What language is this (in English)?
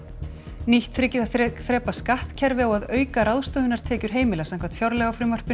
Icelandic